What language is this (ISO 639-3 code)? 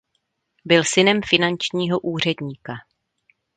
ces